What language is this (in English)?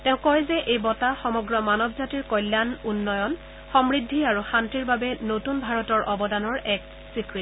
Assamese